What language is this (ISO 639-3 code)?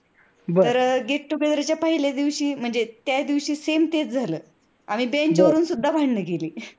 mar